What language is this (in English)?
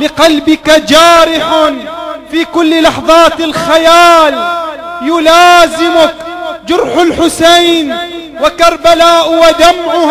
Arabic